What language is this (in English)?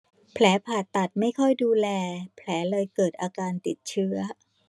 Thai